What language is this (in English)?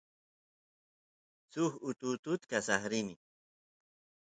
Santiago del Estero Quichua